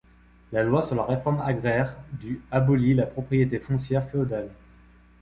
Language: French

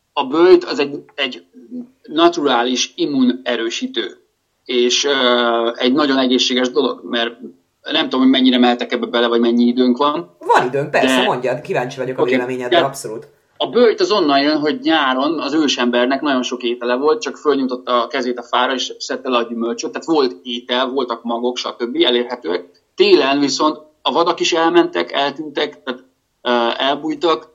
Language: Hungarian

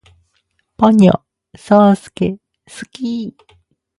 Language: Japanese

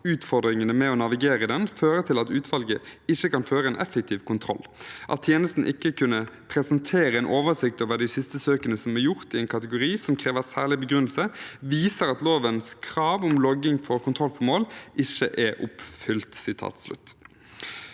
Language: Norwegian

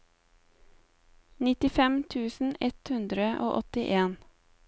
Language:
Norwegian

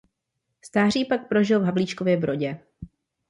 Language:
Czech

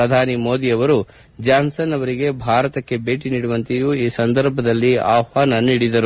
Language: Kannada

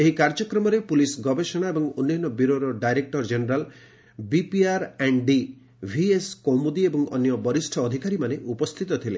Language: Odia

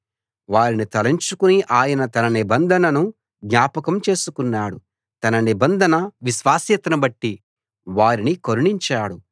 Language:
Telugu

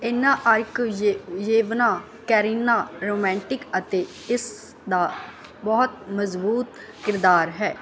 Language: Punjabi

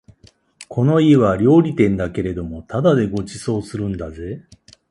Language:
Japanese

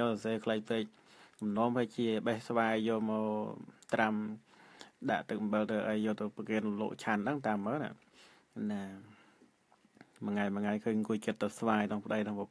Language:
Thai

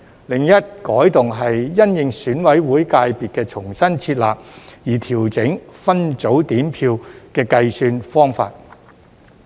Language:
Cantonese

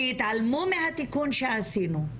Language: Hebrew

